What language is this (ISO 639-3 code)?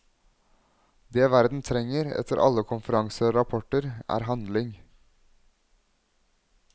nor